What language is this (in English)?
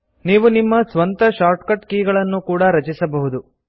Kannada